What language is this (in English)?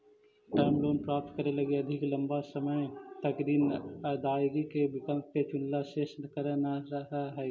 Magahi